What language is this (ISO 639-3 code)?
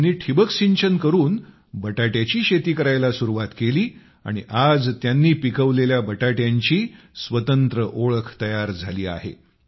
mar